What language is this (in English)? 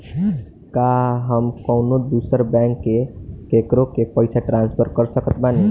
Bhojpuri